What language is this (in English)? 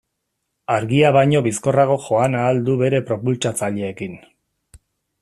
Basque